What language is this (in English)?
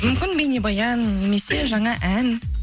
Kazakh